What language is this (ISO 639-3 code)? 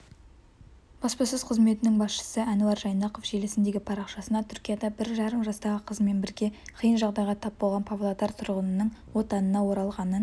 kaz